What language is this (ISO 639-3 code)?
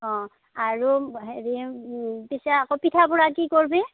asm